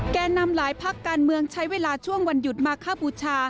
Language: Thai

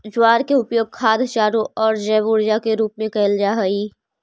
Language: Magahi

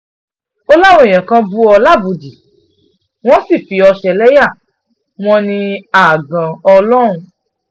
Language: Yoruba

